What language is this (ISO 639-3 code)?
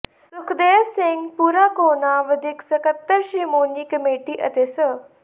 pan